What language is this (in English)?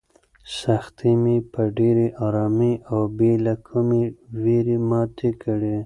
Pashto